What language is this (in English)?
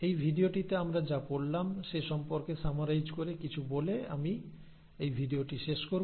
Bangla